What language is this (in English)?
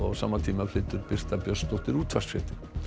Icelandic